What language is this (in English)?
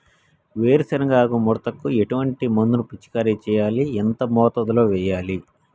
Telugu